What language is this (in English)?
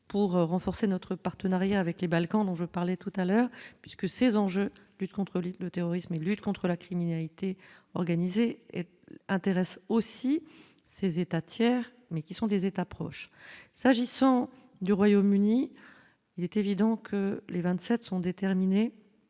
French